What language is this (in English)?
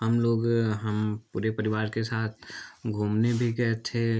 Hindi